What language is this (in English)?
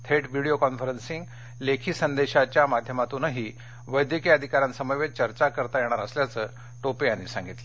Marathi